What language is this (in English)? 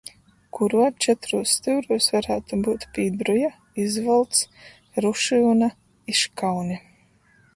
Latgalian